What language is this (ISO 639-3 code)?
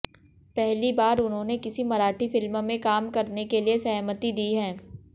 hin